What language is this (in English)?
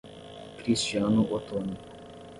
Portuguese